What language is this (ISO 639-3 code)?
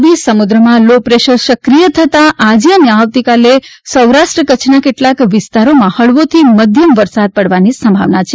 guj